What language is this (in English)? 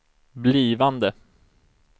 Swedish